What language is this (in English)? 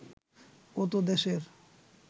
Bangla